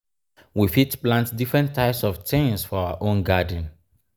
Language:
Nigerian Pidgin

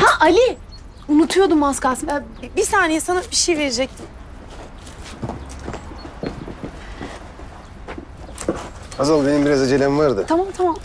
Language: Turkish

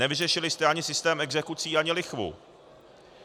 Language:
Czech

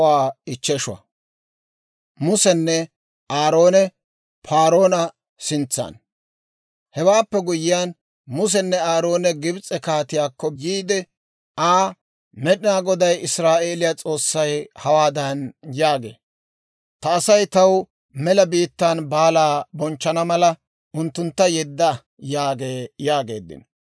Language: Dawro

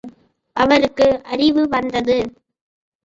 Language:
Tamil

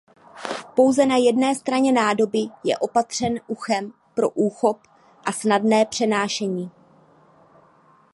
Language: Czech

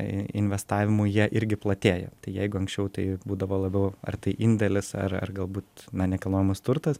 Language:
Lithuanian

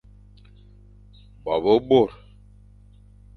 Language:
Fang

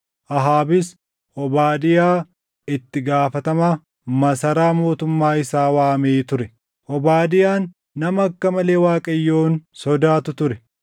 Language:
Oromo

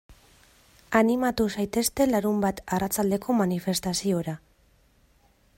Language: Basque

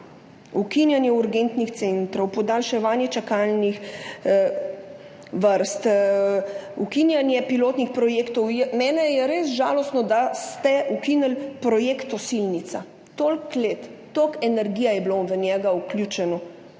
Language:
Slovenian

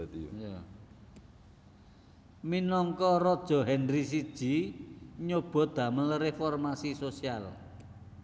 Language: Javanese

